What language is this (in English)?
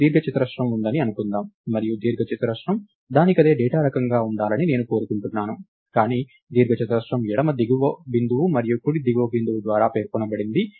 Telugu